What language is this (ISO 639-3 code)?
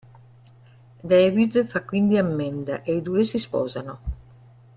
ita